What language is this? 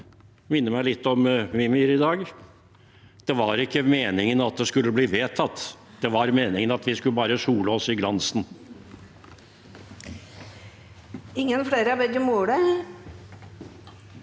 Norwegian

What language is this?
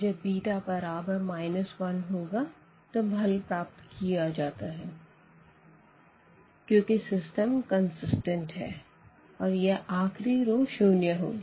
Hindi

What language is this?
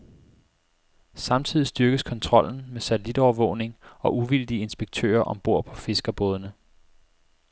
Danish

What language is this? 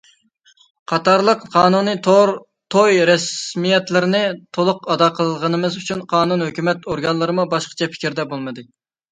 Uyghur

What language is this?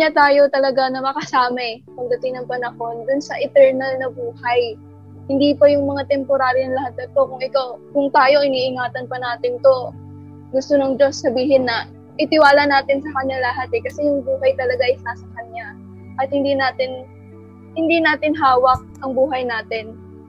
Filipino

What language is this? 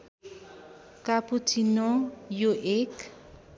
Nepali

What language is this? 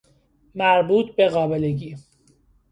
Persian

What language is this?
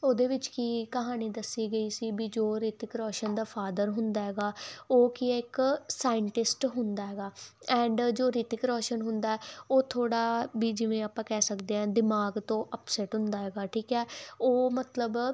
Punjabi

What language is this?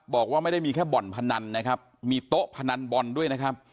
Thai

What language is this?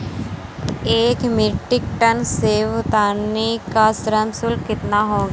Hindi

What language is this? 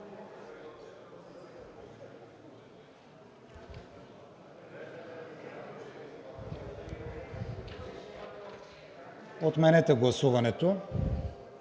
Bulgarian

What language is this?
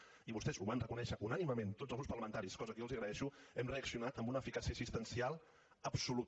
Catalan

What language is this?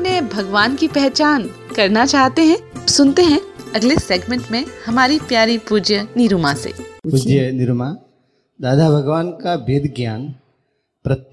Hindi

